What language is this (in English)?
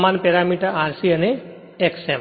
Gujarati